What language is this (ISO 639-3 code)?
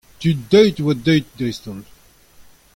bre